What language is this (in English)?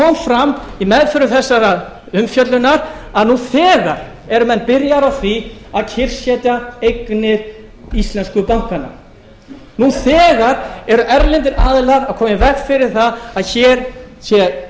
Icelandic